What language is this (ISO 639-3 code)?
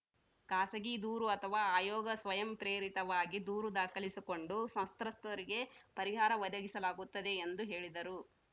kan